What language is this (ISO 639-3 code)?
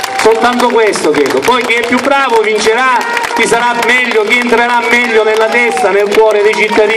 ita